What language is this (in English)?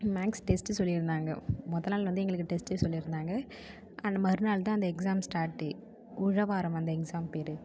Tamil